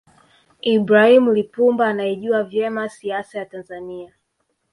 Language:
Swahili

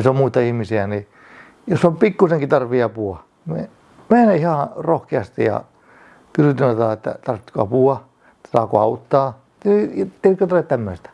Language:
Finnish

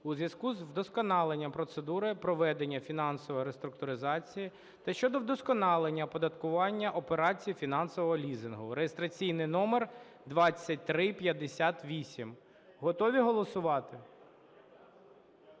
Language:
Ukrainian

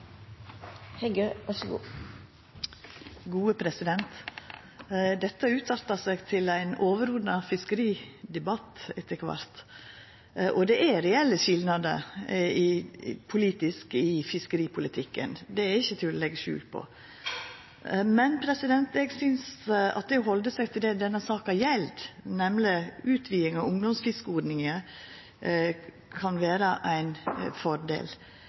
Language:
Norwegian Nynorsk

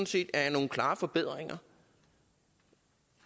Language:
Danish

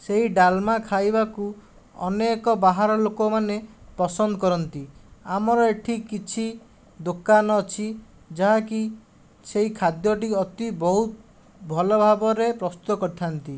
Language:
Odia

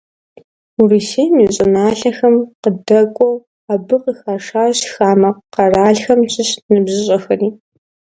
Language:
Kabardian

